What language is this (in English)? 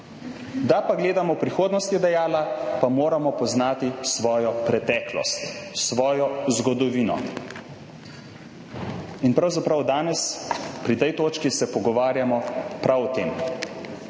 Slovenian